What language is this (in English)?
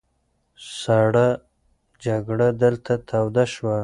Pashto